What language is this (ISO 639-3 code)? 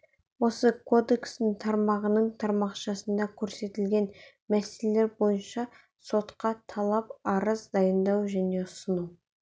kaz